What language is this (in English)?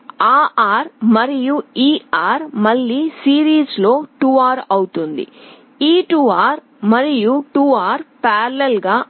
Telugu